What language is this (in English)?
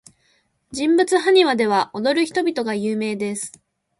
Japanese